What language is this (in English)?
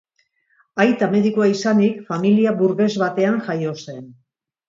Basque